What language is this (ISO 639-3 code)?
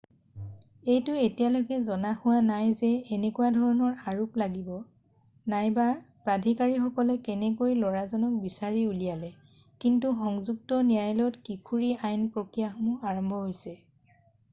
asm